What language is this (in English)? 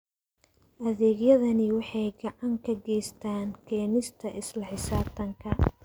Somali